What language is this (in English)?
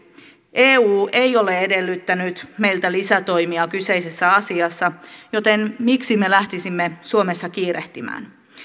Finnish